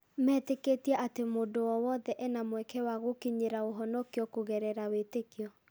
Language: Kikuyu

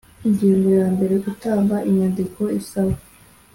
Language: Kinyarwanda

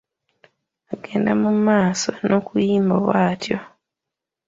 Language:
Ganda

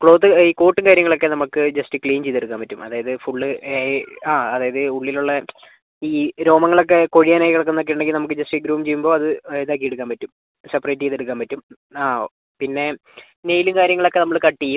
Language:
Malayalam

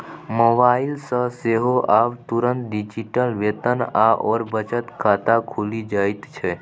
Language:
Maithili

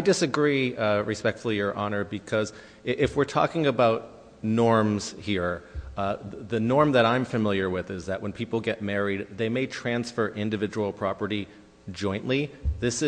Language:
English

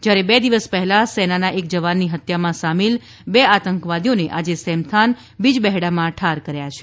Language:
Gujarati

